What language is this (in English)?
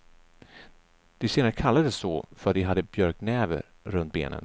Swedish